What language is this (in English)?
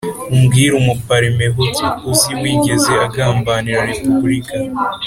Kinyarwanda